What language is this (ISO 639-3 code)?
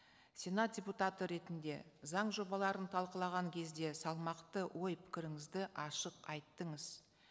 kaz